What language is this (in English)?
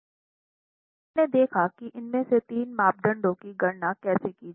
Hindi